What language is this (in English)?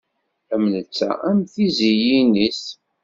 Kabyle